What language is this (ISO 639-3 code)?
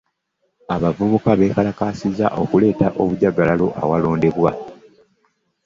lug